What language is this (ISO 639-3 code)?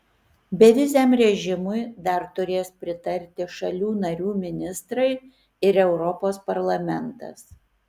lit